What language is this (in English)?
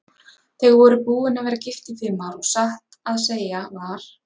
Icelandic